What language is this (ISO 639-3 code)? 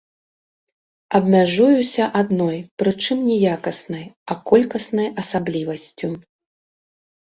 bel